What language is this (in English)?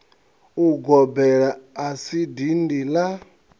Venda